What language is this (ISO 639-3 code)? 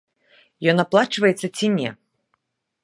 bel